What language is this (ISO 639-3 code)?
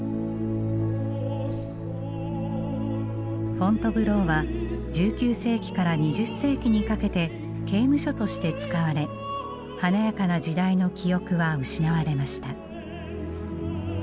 jpn